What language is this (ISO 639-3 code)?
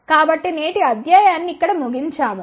tel